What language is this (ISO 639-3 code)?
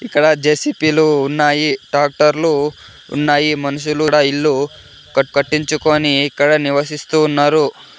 tel